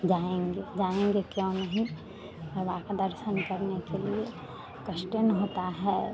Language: Hindi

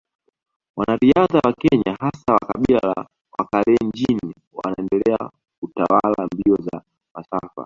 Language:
Swahili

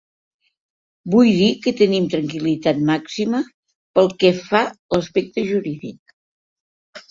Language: Catalan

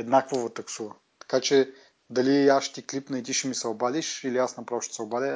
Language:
Bulgarian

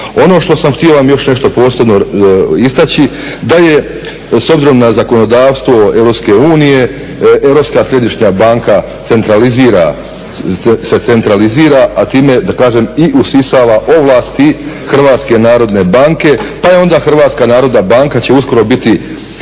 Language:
Croatian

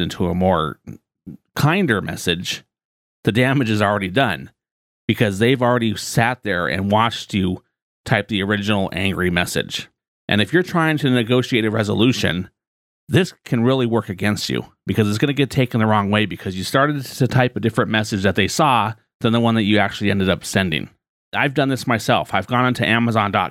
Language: English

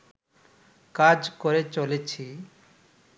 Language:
Bangla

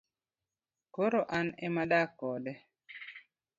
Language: Luo (Kenya and Tanzania)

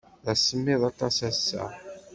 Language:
Kabyle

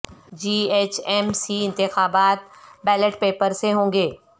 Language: Urdu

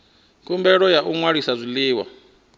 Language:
Venda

